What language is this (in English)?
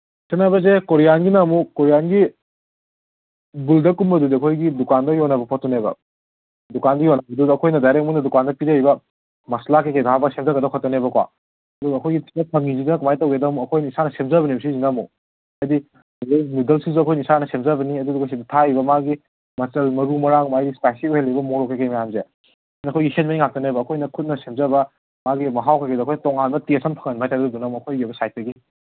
Manipuri